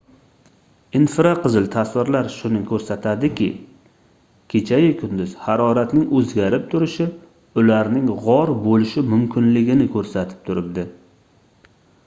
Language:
Uzbek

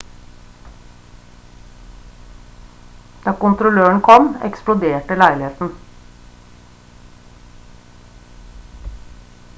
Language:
Norwegian Bokmål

